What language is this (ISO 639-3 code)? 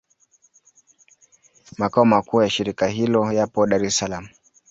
swa